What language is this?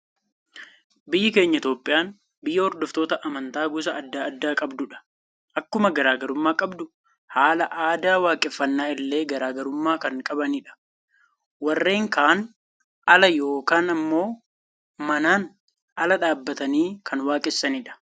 Oromo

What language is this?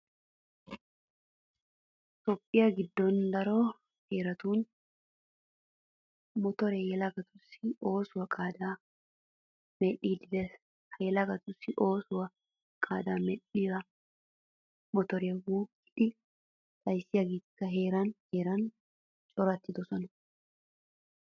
Wolaytta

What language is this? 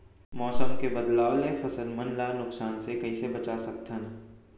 Chhattisgarhi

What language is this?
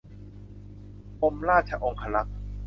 Thai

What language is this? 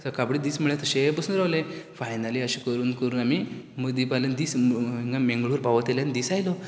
Konkani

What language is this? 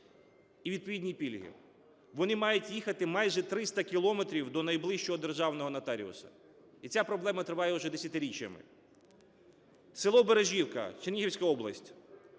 Ukrainian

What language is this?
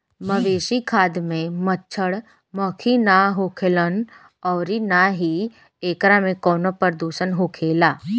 Bhojpuri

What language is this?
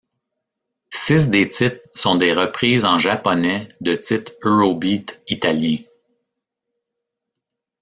French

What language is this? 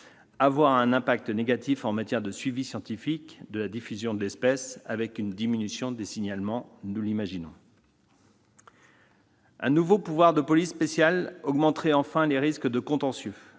French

